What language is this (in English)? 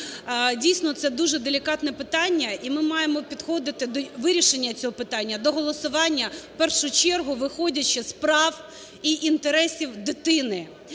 Ukrainian